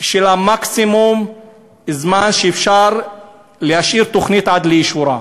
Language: Hebrew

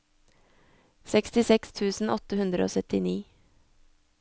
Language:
Norwegian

